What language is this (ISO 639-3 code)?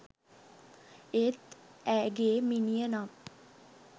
sin